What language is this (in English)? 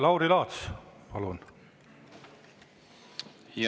Estonian